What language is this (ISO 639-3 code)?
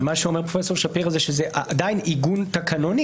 heb